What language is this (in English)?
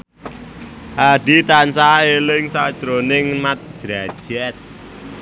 Javanese